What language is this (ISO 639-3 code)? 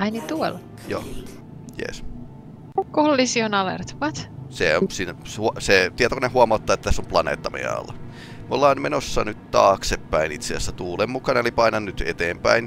fin